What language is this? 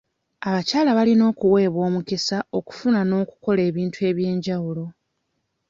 Ganda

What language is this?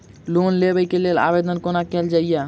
Maithili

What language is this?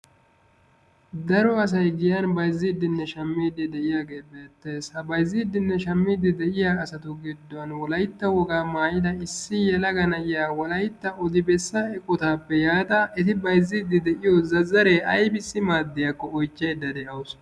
Wolaytta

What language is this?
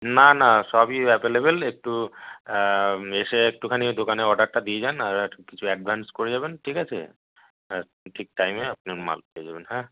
Bangla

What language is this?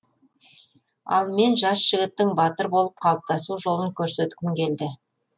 Kazakh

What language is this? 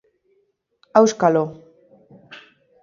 Basque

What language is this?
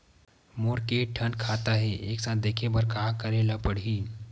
Chhattisgarhi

